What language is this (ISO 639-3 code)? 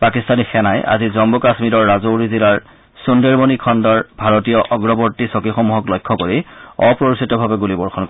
asm